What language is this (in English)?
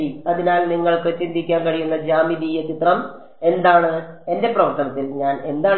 Malayalam